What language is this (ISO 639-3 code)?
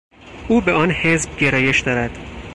fas